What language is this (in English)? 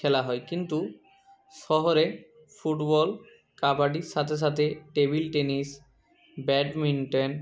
Bangla